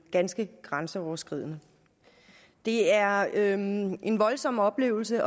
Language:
Danish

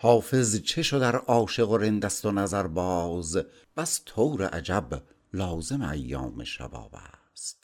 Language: Persian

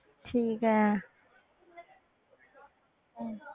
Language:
Punjabi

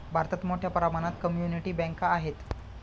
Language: Marathi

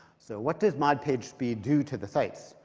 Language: English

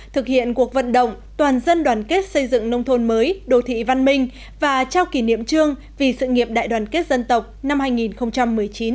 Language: Vietnamese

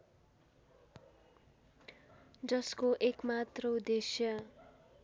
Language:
Nepali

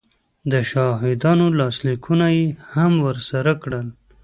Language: Pashto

